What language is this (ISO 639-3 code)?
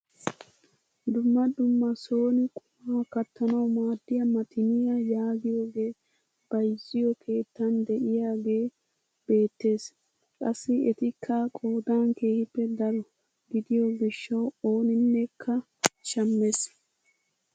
wal